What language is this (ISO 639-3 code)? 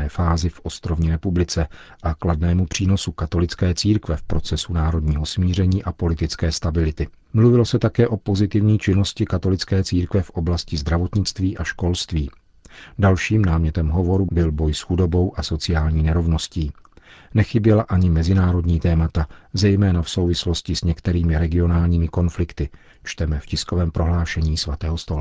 ces